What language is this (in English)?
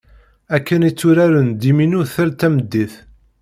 Kabyle